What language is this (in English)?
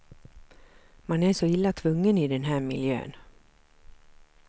Swedish